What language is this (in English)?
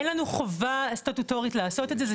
Hebrew